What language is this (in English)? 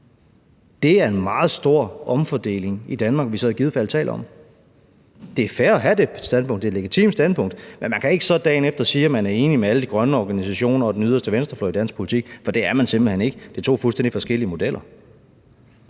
Danish